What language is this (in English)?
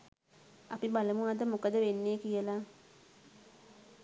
Sinhala